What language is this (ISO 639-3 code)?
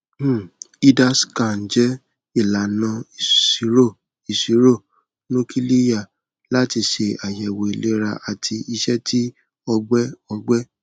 yor